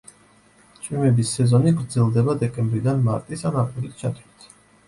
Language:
Georgian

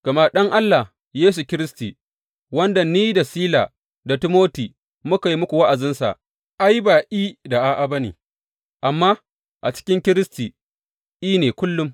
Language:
Hausa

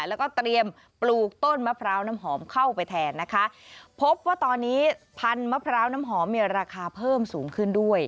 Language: Thai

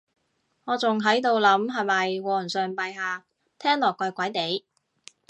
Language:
Cantonese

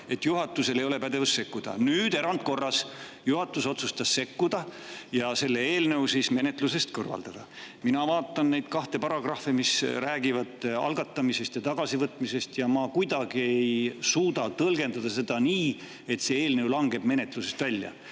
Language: Estonian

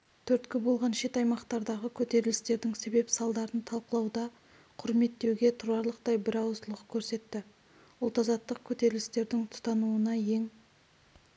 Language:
Kazakh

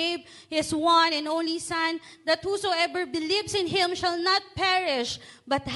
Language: Filipino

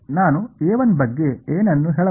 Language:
Kannada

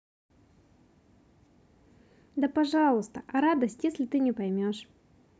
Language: Russian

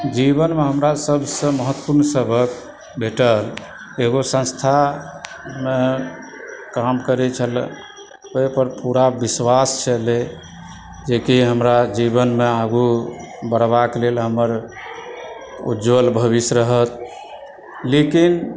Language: Maithili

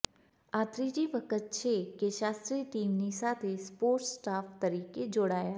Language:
Gujarati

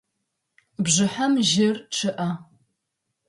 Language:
Adyghe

